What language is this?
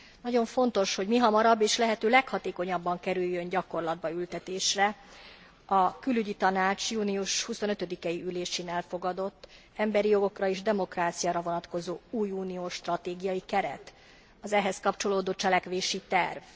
Hungarian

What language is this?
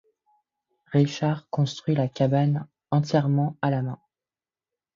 French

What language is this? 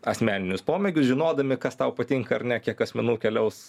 Lithuanian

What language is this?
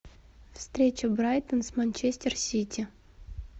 Russian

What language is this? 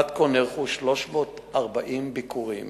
Hebrew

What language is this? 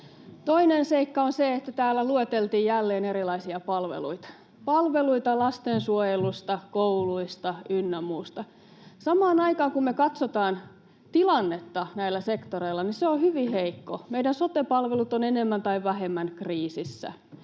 Finnish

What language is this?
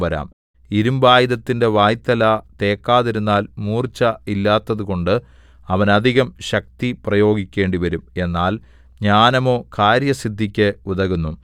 Malayalam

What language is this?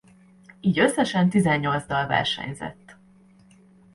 Hungarian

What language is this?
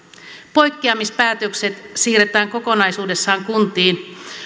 Finnish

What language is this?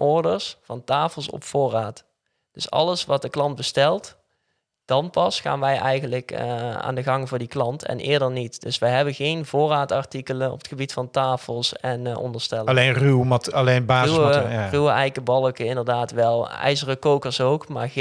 Dutch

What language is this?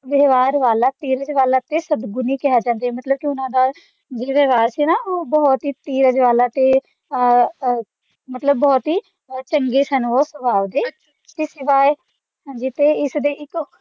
Punjabi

